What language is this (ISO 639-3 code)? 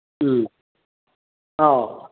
mni